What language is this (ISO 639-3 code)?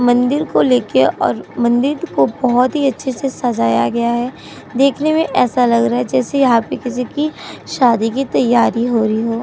hin